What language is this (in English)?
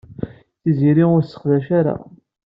Kabyle